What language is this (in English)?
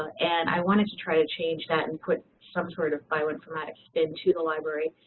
English